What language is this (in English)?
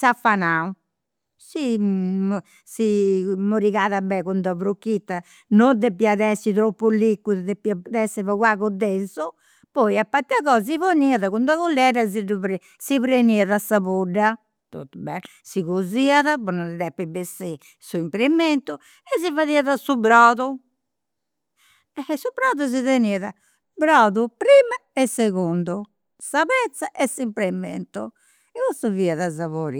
Campidanese Sardinian